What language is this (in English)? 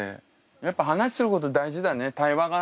Japanese